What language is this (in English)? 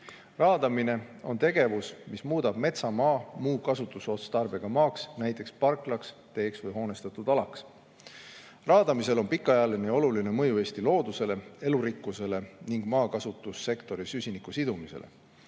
Estonian